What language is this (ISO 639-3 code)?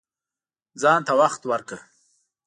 pus